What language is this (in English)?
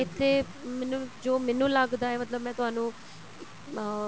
Punjabi